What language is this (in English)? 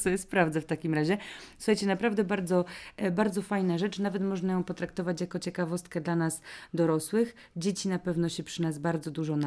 Polish